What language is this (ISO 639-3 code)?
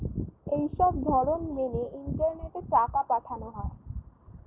ben